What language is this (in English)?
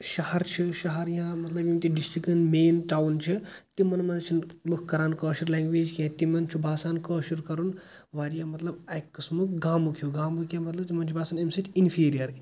Kashmiri